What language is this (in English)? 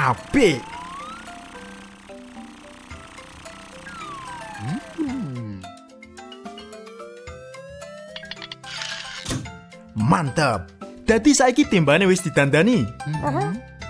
Indonesian